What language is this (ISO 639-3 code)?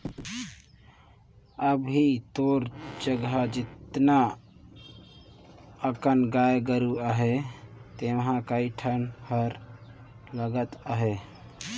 hne